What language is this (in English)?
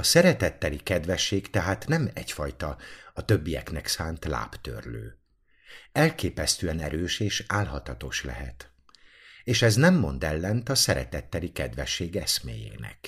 Hungarian